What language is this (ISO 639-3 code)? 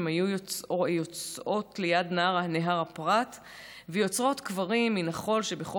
heb